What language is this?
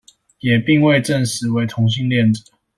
Chinese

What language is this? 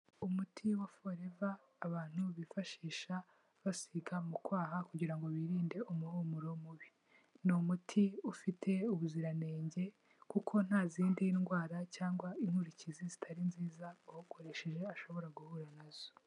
Kinyarwanda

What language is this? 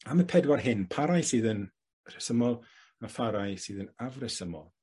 Welsh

